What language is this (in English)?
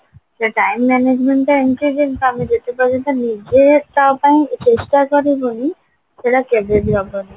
Odia